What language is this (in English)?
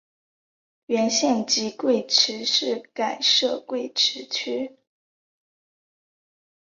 Chinese